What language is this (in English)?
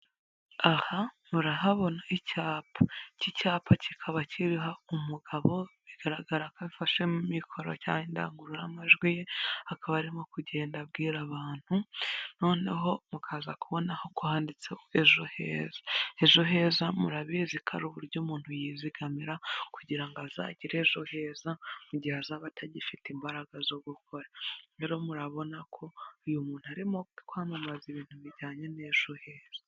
Kinyarwanda